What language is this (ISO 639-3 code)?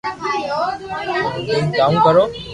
lrk